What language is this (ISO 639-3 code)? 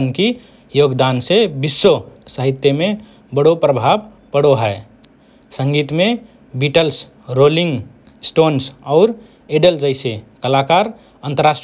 thr